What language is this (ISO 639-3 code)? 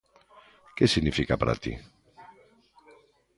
glg